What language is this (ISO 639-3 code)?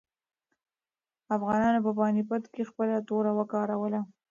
pus